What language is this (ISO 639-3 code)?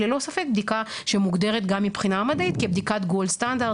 heb